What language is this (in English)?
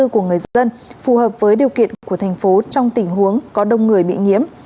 Vietnamese